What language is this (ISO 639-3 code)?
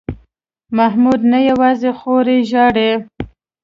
pus